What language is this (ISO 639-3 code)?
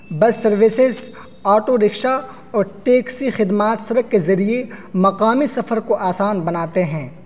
urd